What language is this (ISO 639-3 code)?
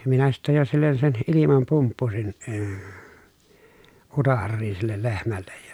fin